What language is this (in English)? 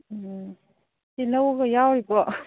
Manipuri